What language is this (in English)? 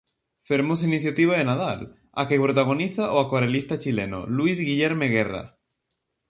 Galician